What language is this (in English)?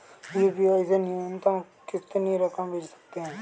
Hindi